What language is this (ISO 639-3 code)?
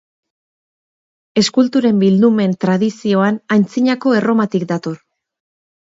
eus